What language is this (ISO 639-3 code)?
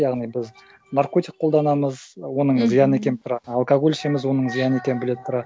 kaz